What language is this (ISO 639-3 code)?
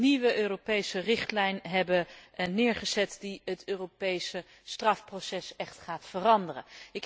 nld